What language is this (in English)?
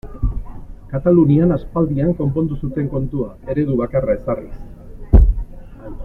Basque